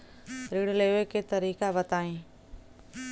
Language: Bhojpuri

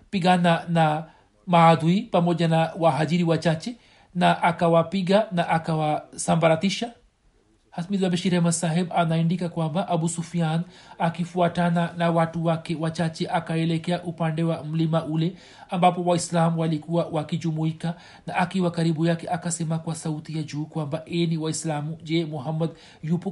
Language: Swahili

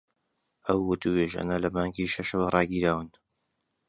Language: Central Kurdish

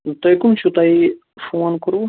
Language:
Kashmiri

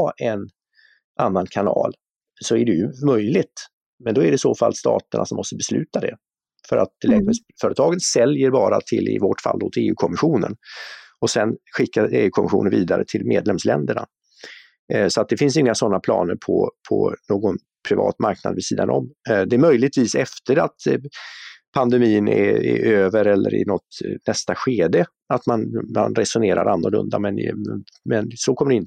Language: Swedish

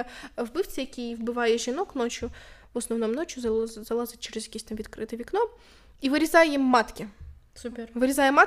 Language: Ukrainian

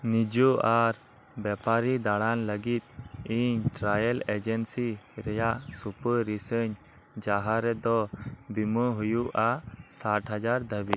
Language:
Santali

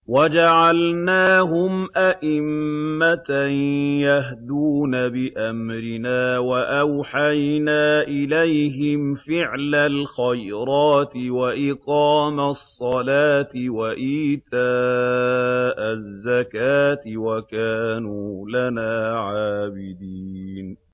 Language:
Arabic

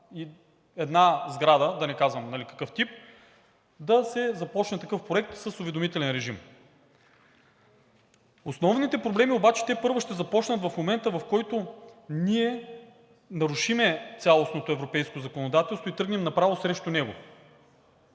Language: Bulgarian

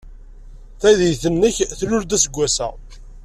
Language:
Kabyle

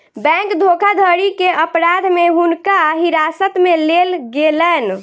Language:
Maithili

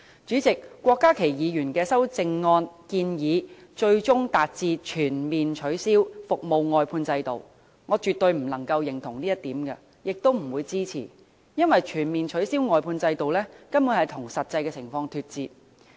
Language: Cantonese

